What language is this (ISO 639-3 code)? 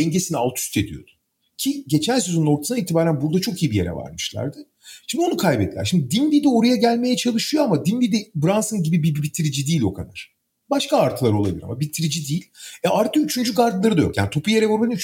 tur